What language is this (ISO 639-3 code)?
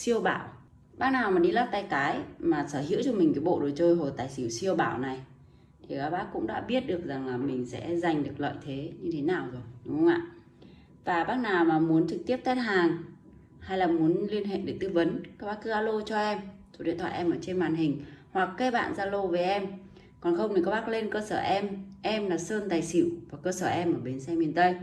vie